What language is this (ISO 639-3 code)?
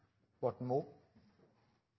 nob